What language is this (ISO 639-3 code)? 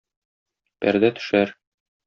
tat